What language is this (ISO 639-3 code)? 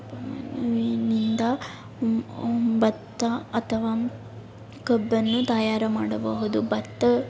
kan